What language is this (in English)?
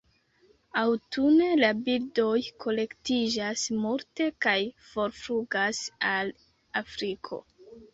Esperanto